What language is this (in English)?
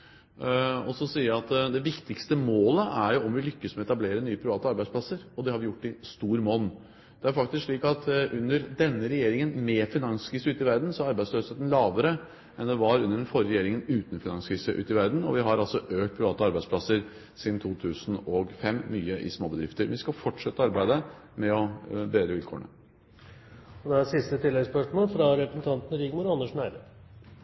Norwegian